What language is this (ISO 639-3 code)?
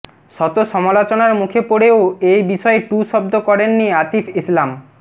ben